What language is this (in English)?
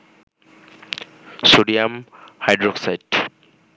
Bangla